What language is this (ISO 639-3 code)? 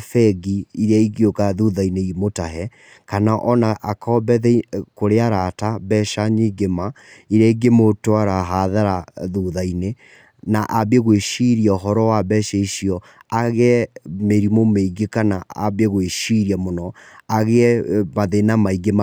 kik